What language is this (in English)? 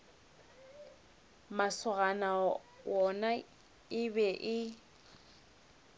Northern Sotho